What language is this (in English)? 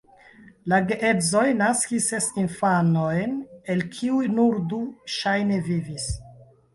Esperanto